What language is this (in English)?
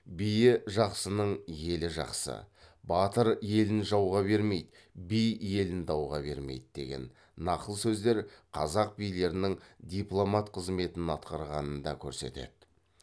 Kazakh